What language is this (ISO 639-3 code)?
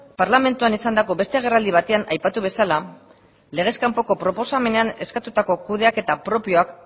eus